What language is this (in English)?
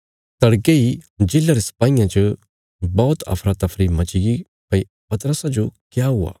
Bilaspuri